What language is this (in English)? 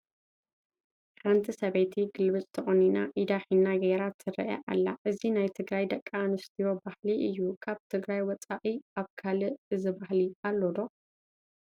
Tigrinya